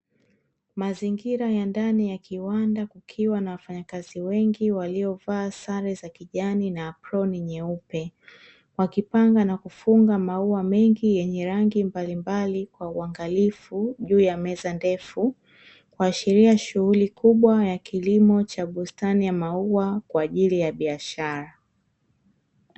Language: Swahili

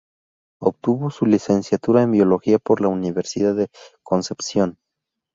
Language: Spanish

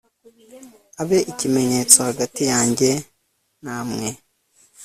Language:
Kinyarwanda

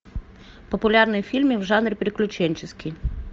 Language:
Russian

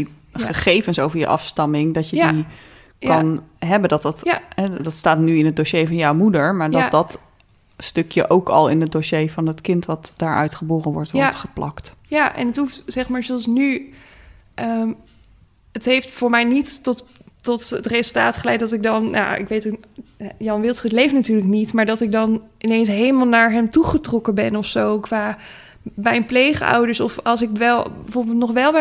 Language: Dutch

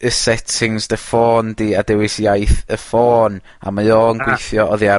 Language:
Welsh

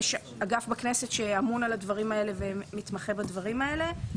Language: Hebrew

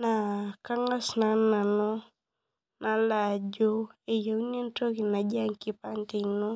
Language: Masai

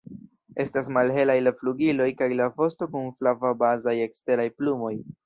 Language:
Esperanto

